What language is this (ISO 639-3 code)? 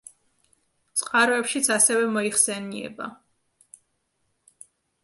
kat